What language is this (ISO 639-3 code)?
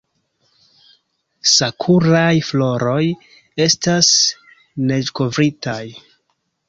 epo